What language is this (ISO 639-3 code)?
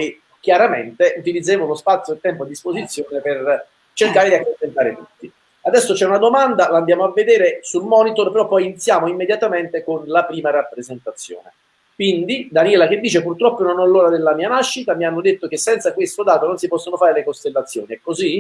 ita